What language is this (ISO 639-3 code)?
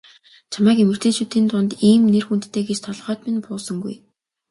mon